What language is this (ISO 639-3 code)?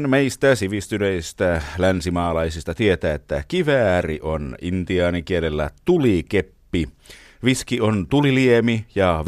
fin